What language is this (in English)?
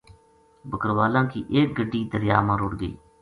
Gujari